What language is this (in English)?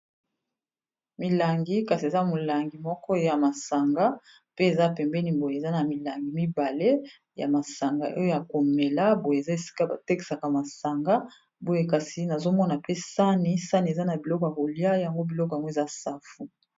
Lingala